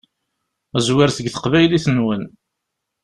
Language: Kabyle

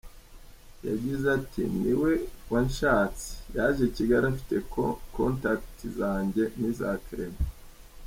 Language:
Kinyarwanda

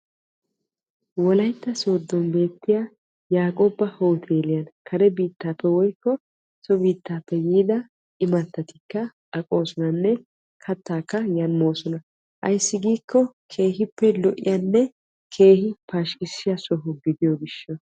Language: Wolaytta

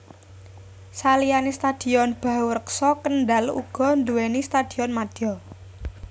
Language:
Javanese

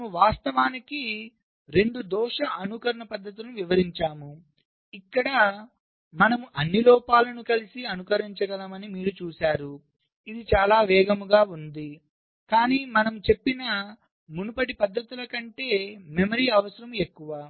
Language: Telugu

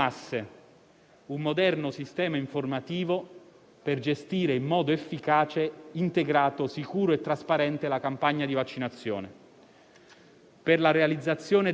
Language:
Italian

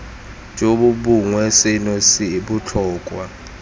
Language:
Tswana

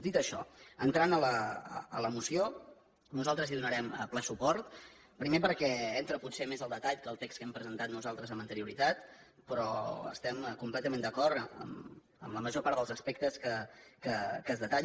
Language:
Catalan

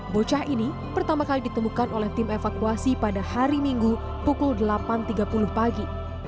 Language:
Indonesian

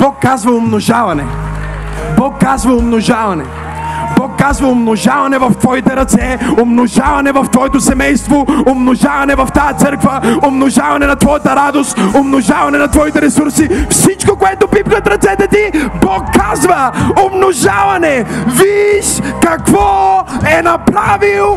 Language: Bulgarian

